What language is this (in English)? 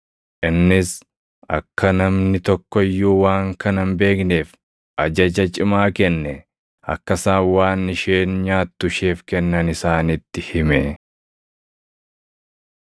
Oromo